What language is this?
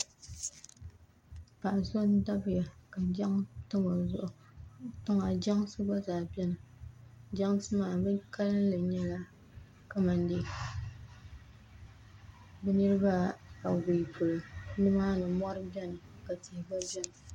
Dagbani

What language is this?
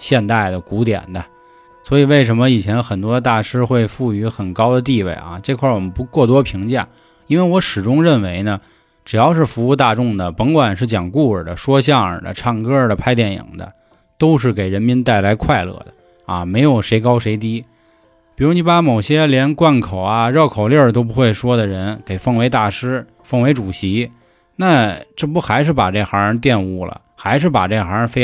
Chinese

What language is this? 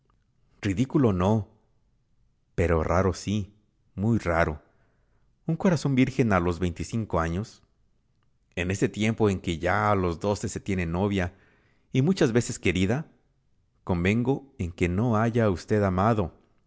Spanish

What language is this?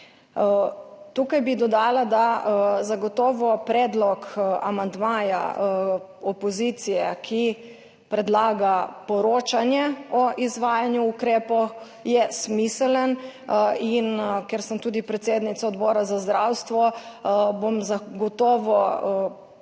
Slovenian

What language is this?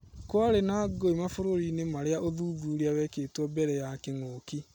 Kikuyu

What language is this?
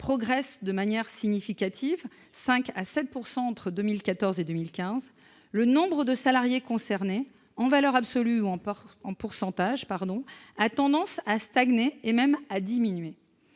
French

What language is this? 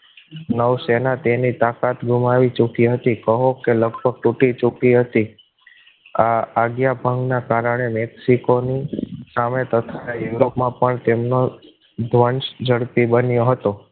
Gujarati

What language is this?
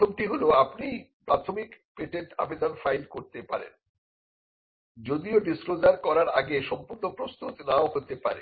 Bangla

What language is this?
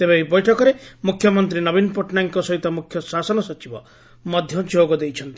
Odia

